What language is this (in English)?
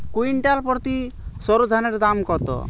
Bangla